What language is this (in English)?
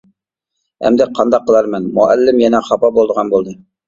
Uyghur